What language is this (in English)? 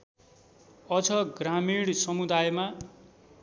Nepali